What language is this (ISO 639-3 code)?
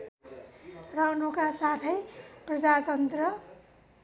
nep